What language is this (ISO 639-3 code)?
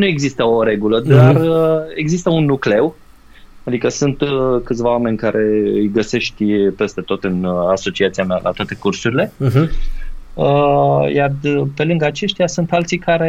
ron